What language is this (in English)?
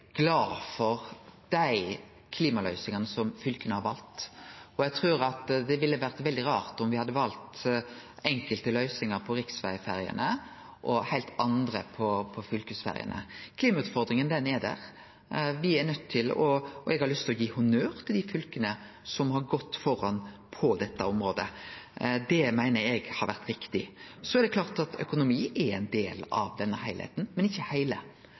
Norwegian Nynorsk